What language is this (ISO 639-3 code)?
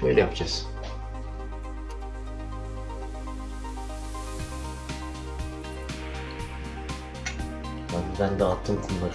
tur